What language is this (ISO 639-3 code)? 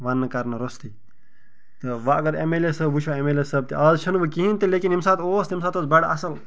kas